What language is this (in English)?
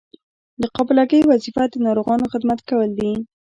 Pashto